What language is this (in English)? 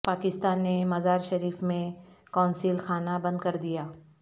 Urdu